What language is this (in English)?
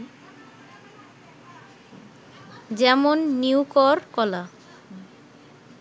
Bangla